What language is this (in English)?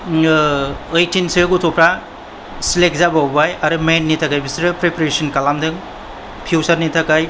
Bodo